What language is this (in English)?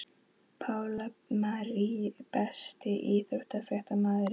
Icelandic